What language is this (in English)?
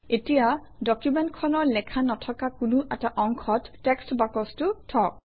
Assamese